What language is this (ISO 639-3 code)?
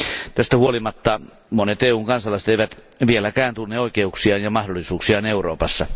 fin